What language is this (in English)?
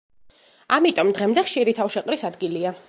Georgian